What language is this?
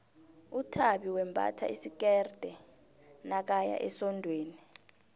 South Ndebele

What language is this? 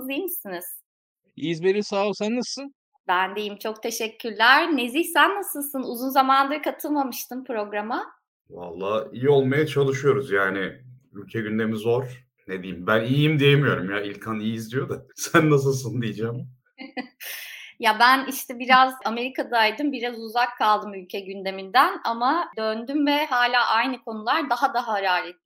Turkish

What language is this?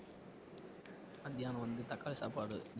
Tamil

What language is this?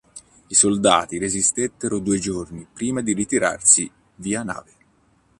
Italian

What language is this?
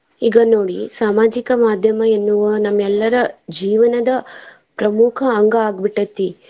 Kannada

